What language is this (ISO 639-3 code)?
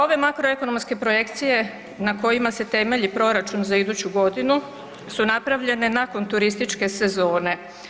hrv